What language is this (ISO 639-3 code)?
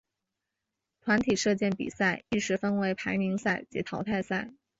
zho